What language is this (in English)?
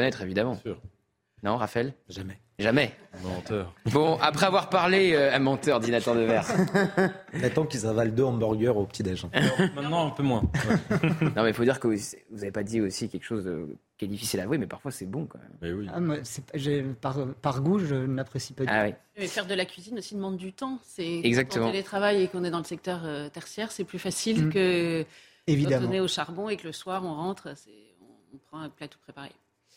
French